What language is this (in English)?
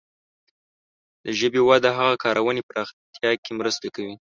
Pashto